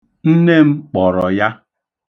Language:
Igbo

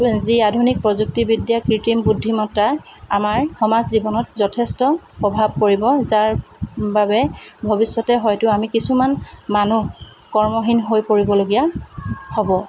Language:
Assamese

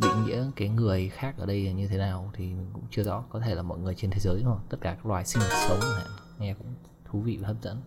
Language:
Vietnamese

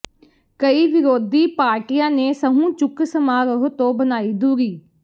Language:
Punjabi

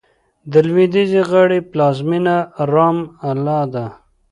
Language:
Pashto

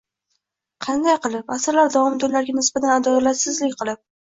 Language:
Uzbek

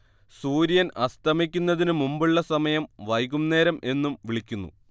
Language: Malayalam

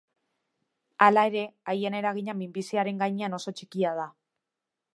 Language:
Basque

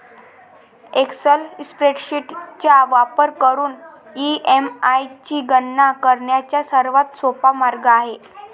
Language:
Marathi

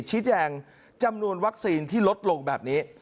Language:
Thai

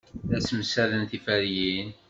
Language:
Kabyle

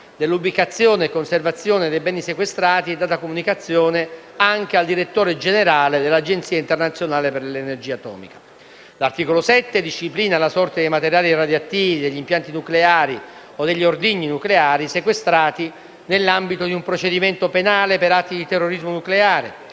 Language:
Italian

